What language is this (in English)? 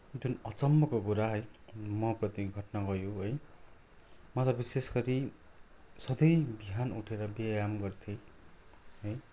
Nepali